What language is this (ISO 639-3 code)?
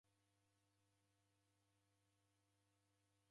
dav